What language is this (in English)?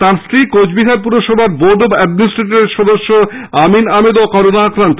Bangla